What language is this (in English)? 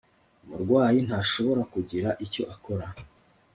Kinyarwanda